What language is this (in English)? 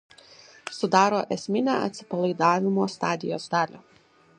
Lithuanian